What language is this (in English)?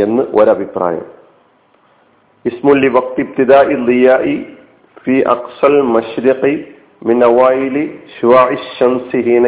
Malayalam